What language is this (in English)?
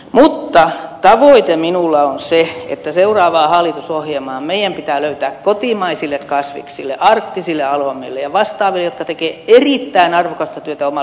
Finnish